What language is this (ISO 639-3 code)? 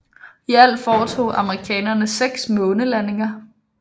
dan